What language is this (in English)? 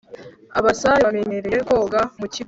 Kinyarwanda